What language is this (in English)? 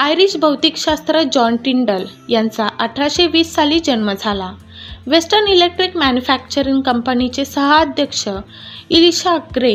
Marathi